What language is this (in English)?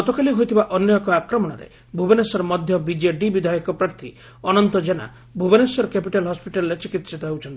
Odia